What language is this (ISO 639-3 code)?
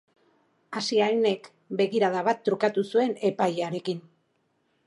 eus